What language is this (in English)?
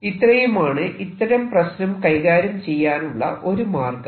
Malayalam